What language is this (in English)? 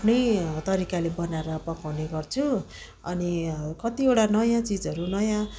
Nepali